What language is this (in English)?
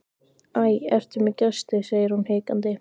Icelandic